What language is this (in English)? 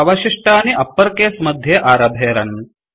Sanskrit